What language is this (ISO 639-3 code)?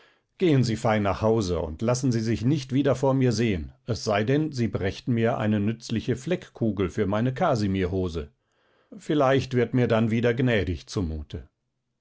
deu